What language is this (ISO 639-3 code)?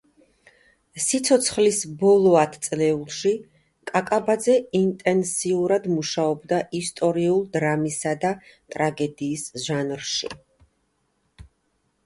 kat